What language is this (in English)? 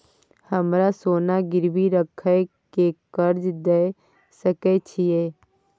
Maithili